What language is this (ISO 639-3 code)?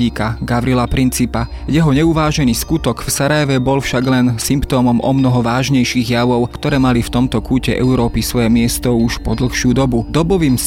slk